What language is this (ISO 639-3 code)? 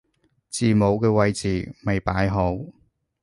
yue